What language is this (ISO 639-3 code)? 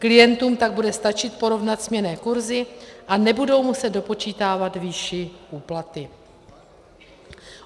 ces